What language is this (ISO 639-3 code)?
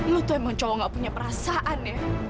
ind